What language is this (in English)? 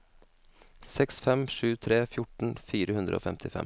Norwegian